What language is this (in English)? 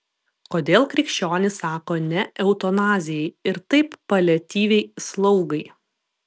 Lithuanian